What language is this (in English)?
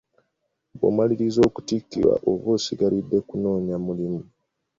Ganda